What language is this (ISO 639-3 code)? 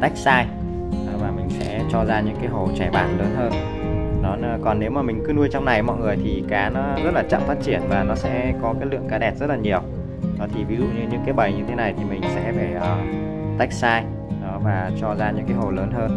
vie